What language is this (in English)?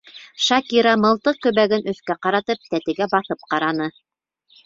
Bashkir